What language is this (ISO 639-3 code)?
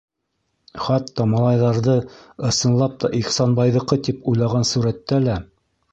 bak